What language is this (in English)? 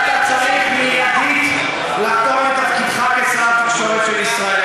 Hebrew